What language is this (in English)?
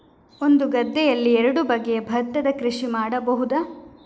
Kannada